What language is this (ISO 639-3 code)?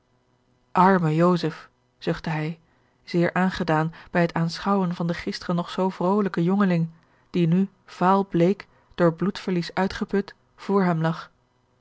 nld